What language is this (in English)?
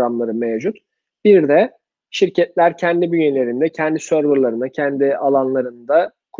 Turkish